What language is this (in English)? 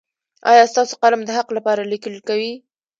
Pashto